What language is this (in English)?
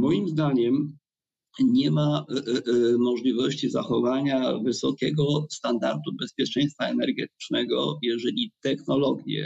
Polish